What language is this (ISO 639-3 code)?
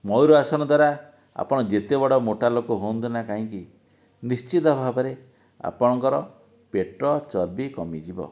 ori